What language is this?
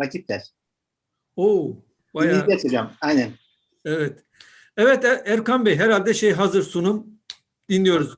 Turkish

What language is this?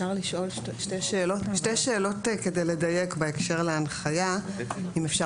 Hebrew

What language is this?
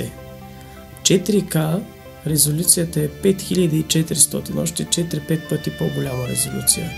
Bulgarian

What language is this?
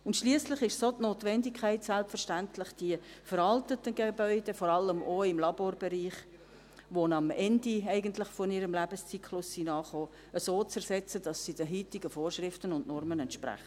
Swiss German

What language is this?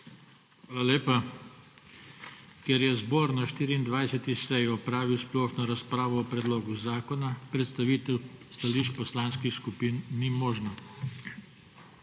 Slovenian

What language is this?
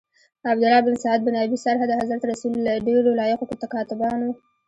Pashto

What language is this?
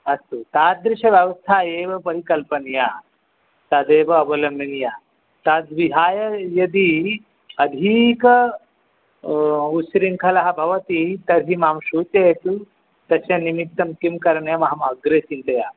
Sanskrit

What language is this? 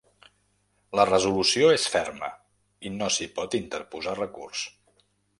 Catalan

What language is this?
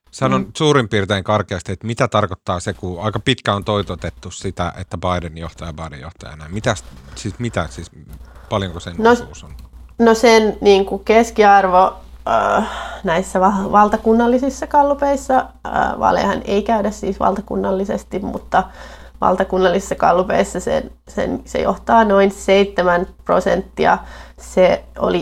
Finnish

